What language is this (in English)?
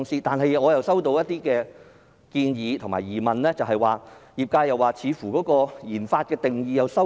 Cantonese